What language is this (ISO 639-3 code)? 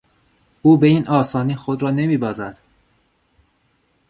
fas